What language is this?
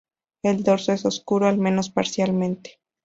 Spanish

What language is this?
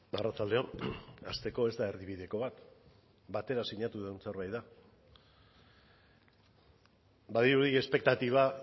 Basque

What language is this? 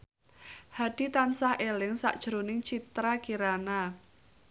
Javanese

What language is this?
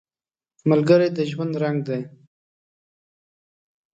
Pashto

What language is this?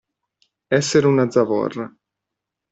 Italian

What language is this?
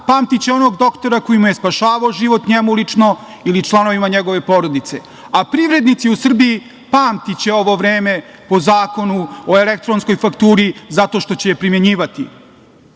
Serbian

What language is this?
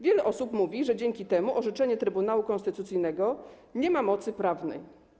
Polish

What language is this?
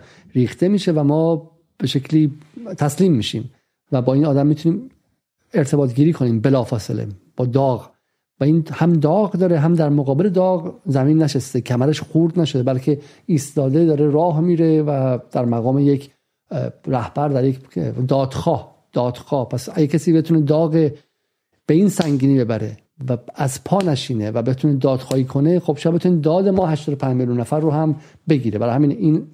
Persian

